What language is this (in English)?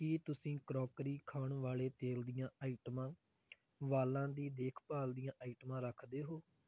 Punjabi